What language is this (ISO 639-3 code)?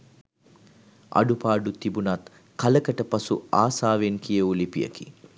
sin